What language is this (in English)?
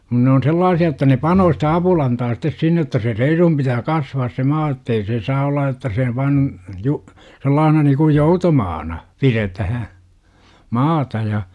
Finnish